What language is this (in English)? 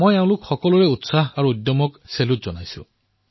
Assamese